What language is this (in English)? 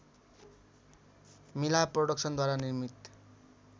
Nepali